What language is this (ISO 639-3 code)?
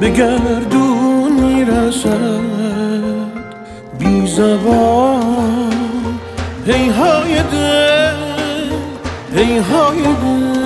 fas